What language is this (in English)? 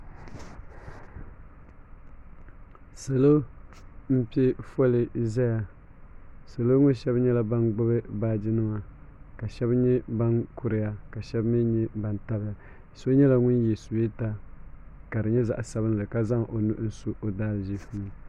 Dagbani